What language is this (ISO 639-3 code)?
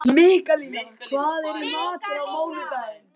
isl